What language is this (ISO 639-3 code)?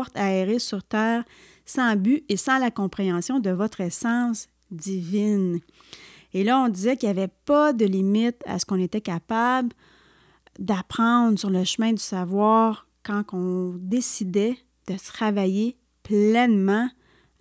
fra